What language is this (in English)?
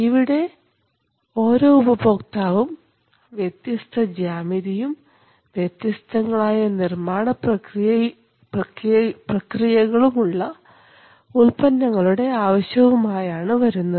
Malayalam